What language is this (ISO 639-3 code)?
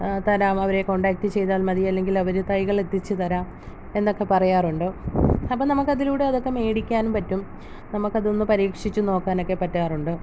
mal